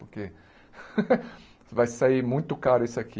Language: Portuguese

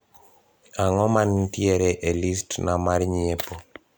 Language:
Luo (Kenya and Tanzania)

